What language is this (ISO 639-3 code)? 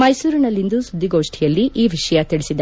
kan